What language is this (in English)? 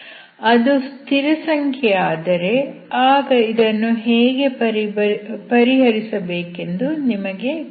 Kannada